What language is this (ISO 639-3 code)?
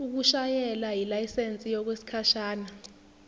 zul